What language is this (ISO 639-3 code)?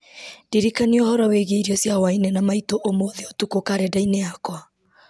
kik